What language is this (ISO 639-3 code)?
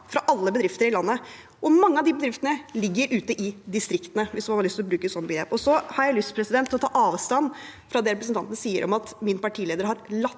nor